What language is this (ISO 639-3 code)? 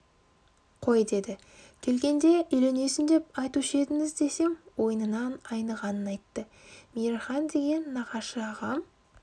kaz